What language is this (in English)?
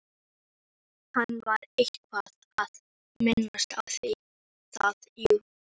Icelandic